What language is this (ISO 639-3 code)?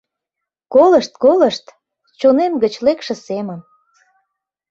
chm